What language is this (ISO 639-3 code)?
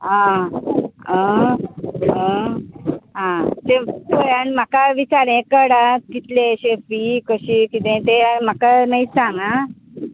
kok